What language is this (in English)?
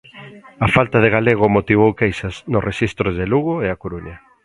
Galician